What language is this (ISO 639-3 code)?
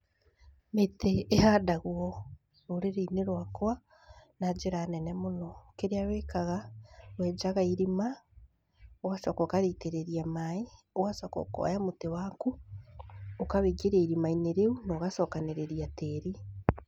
kik